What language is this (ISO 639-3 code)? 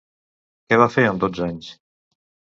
cat